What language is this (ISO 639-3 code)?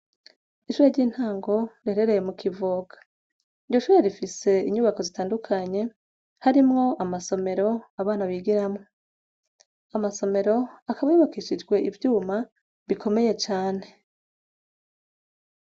run